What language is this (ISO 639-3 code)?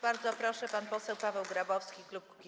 pol